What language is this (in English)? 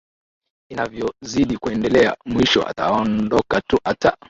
Swahili